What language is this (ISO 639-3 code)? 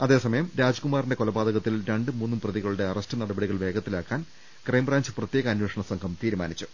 mal